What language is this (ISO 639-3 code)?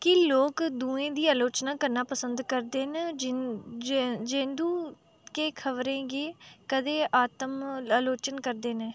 doi